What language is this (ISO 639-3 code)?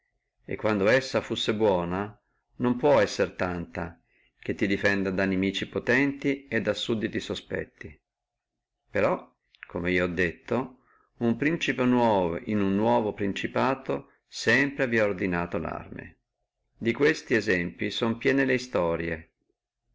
ita